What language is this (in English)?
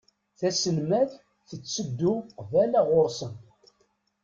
Kabyle